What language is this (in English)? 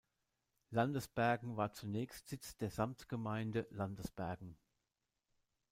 German